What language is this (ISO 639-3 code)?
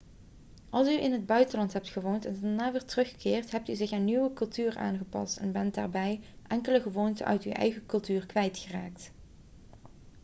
nld